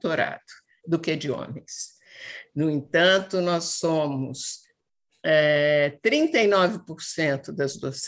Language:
Portuguese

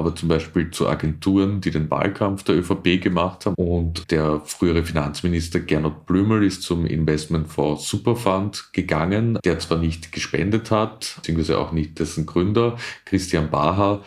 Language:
German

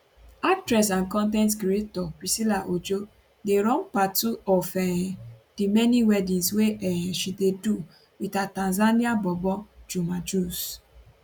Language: Nigerian Pidgin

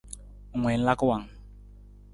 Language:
Nawdm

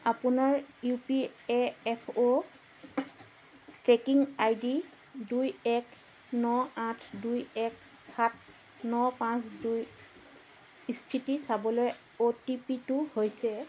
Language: Assamese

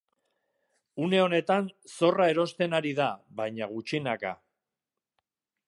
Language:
Basque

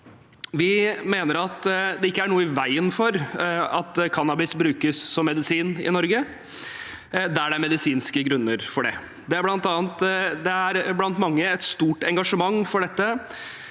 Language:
Norwegian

